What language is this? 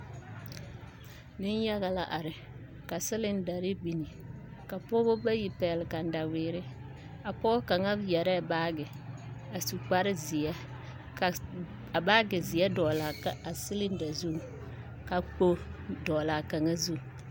Southern Dagaare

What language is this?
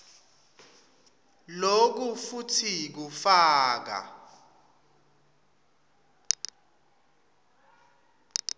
Swati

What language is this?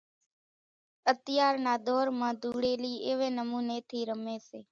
Kachi Koli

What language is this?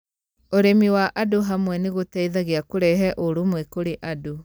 Kikuyu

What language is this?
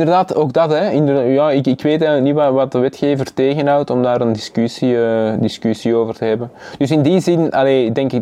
Dutch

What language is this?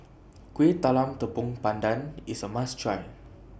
English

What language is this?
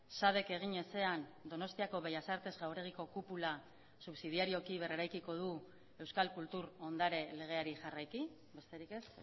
Basque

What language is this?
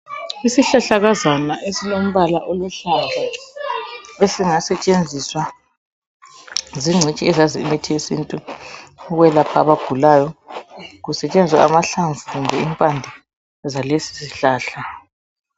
North Ndebele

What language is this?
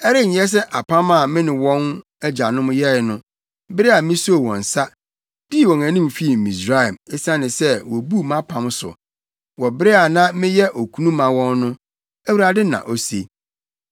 Akan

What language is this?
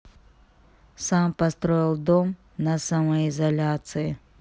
Russian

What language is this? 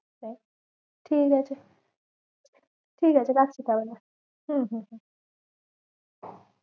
Bangla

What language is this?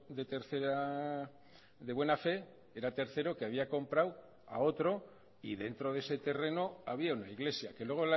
Spanish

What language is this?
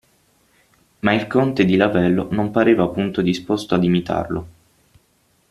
Italian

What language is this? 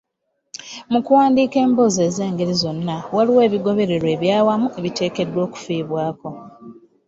Ganda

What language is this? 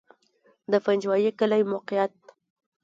Pashto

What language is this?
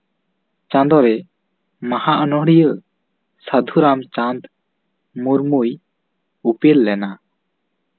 Santali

